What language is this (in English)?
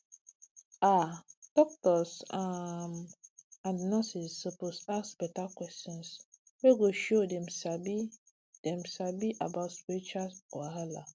Nigerian Pidgin